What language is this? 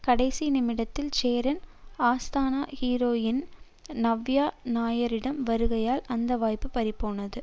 Tamil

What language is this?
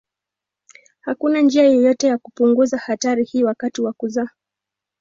Swahili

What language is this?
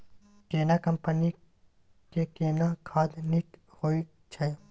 Maithili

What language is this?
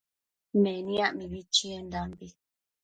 Matsés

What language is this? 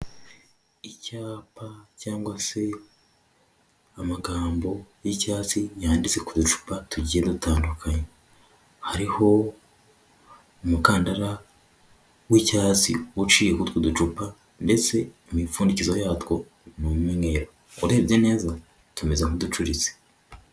Kinyarwanda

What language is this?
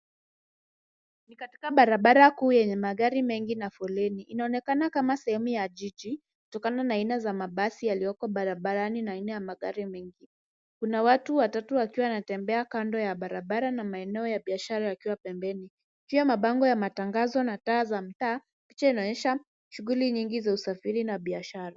Swahili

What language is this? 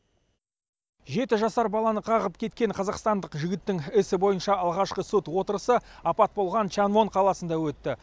Kazakh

